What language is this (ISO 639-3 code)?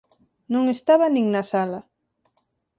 glg